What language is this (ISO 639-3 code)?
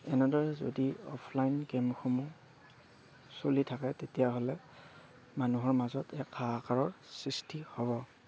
asm